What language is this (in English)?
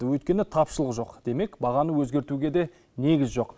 Kazakh